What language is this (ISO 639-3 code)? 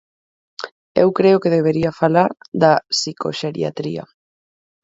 glg